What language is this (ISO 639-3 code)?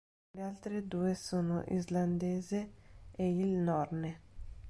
ita